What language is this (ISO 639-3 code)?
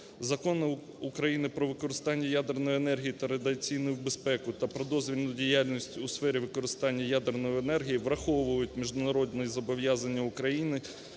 ukr